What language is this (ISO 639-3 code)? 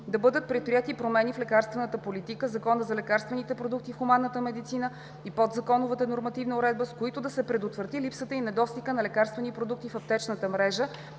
bul